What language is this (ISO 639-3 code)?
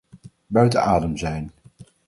nld